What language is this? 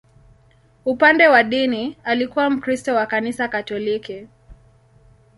Swahili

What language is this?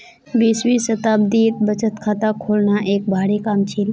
Magahi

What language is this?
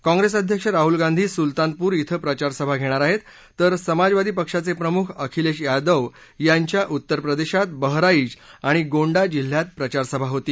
Marathi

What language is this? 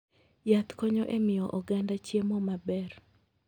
Luo (Kenya and Tanzania)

